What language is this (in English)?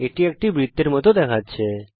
Bangla